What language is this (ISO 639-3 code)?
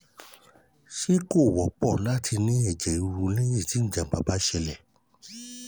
yor